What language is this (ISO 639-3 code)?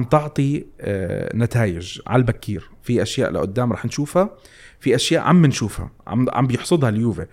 ara